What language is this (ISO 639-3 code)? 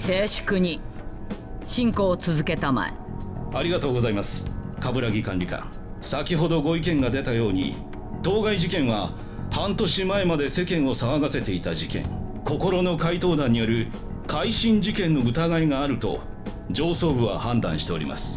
jpn